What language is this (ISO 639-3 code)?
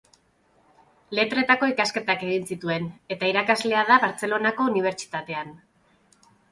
eus